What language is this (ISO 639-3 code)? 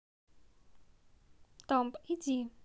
rus